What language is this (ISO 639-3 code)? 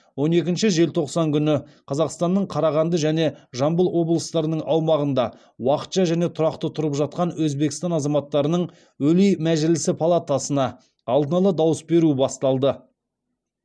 kaz